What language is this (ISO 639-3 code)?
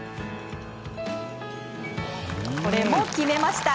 jpn